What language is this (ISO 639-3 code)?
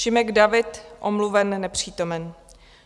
ces